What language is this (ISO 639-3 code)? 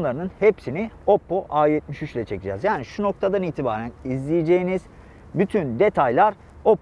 tur